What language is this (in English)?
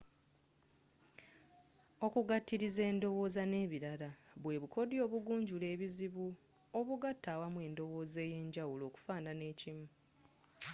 Ganda